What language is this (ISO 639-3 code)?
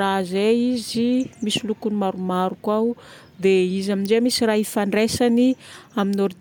bmm